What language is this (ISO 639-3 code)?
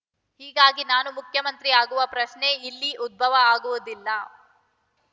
kan